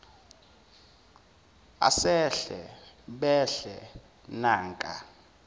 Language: Zulu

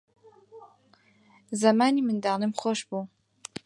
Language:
Central Kurdish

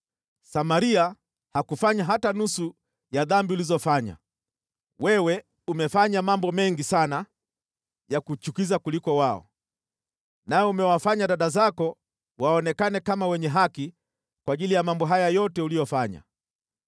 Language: Swahili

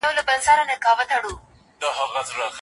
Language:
Pashto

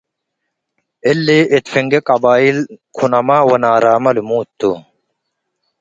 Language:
Tigre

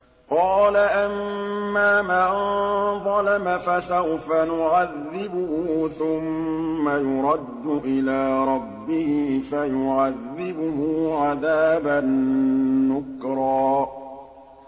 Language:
Arabic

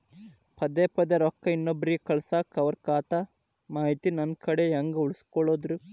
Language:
Kannada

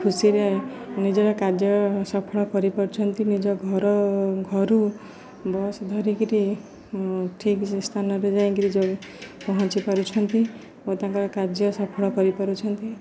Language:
Odia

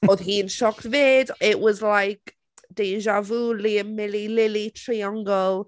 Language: Welsh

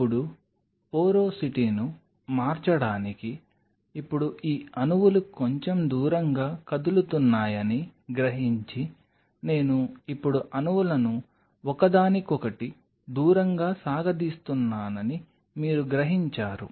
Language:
Telugu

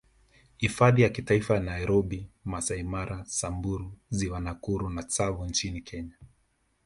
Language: Swahili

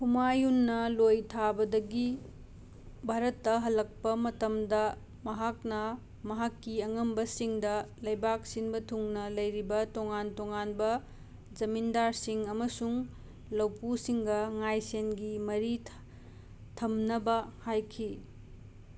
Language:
Manipuri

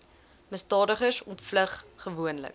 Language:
Afrikaans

